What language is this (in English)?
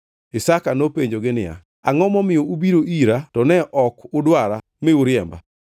Luo (Kenya and Tanzania)